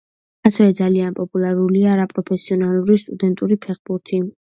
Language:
Georgian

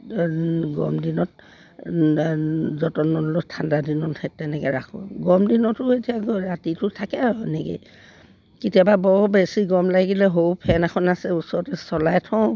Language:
Assamese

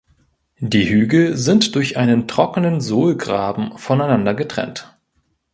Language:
German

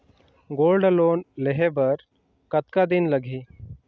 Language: Chhattisgarhi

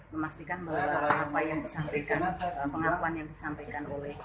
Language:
Indonesian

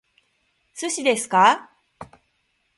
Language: Japanese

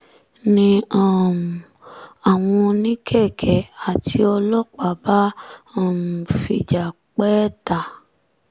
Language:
Yoruba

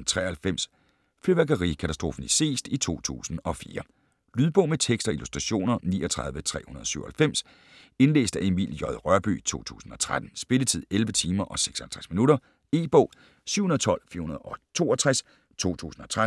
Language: Danish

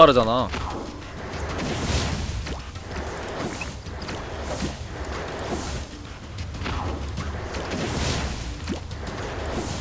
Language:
Korean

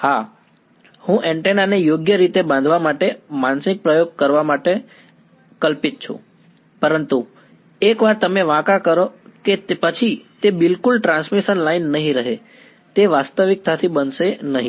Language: Gujarati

